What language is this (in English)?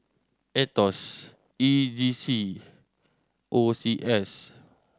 English